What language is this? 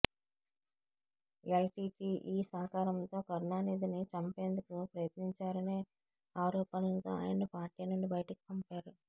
Telugu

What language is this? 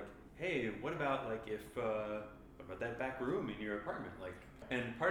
English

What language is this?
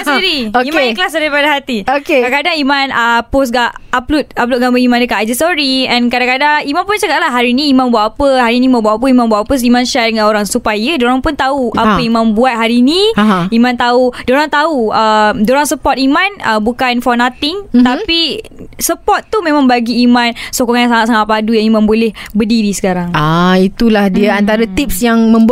Malay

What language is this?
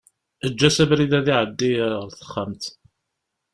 Kabyle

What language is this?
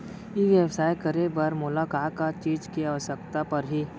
Chhattisgarhi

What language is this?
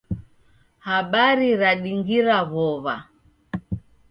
Taita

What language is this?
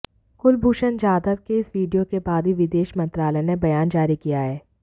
Hindi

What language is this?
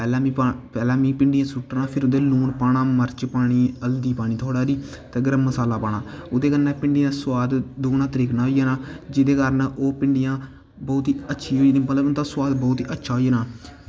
Dogri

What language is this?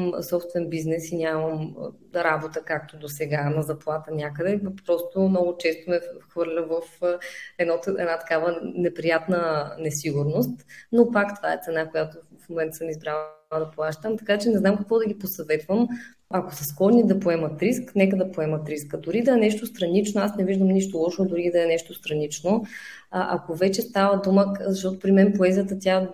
Bulgarian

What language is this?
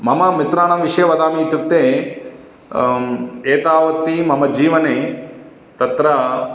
Sanskrit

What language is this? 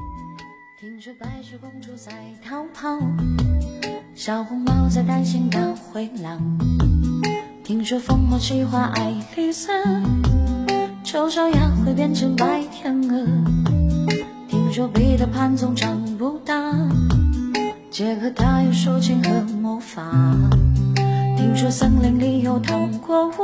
Chinese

